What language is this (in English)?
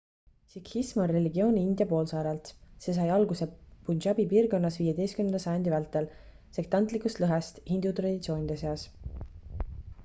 Estonian